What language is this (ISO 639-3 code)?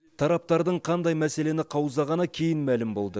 kaz